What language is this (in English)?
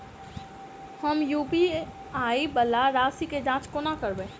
Maithili